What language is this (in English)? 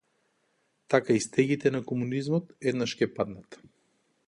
Macedonian